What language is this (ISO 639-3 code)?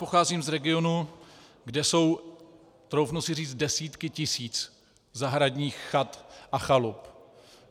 ces